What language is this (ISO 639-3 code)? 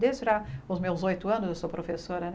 por